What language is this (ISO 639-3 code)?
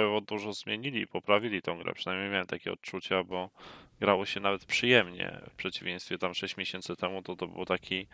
pol